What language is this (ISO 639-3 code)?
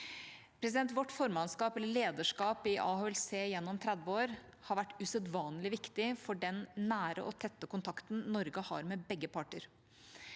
nor